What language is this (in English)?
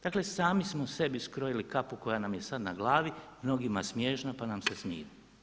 Croatian